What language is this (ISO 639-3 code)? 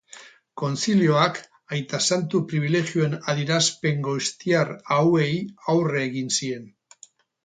eus